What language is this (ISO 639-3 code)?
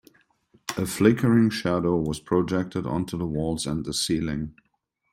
eng